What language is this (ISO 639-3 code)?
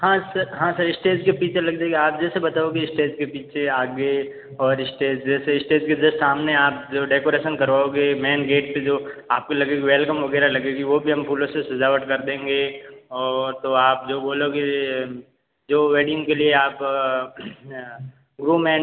hin